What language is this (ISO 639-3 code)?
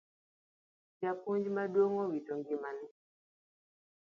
luo